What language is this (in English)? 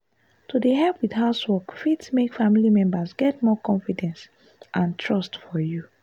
Nigerian Pidgin